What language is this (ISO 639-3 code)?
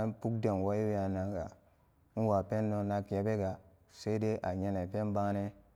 ccg